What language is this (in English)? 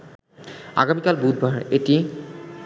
Bangla